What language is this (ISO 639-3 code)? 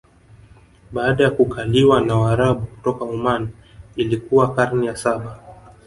swa